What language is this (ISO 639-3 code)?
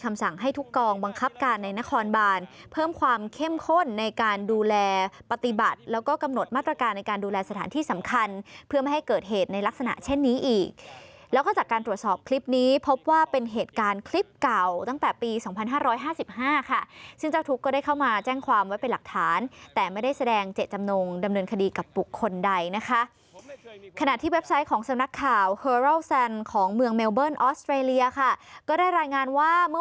tha